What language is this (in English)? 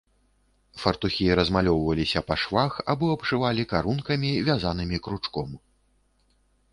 Belarusian